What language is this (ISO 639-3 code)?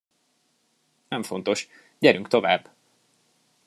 hun